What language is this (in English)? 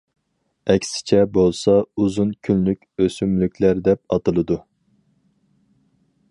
Uyghur